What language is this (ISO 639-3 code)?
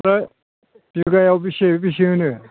brx